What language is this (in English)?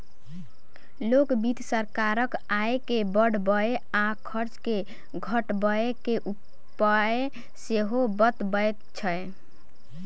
Maithili